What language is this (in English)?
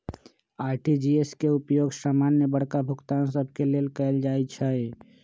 Magahi